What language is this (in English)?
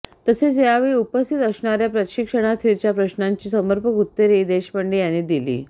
Marathi